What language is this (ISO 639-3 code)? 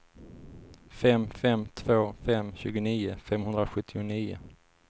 swe